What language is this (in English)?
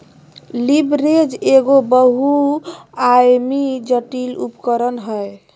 Magahi